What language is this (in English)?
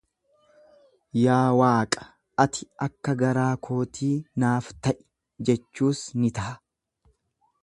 Oromo